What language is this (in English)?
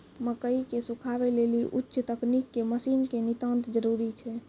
Maithili